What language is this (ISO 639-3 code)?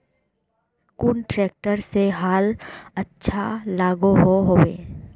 mag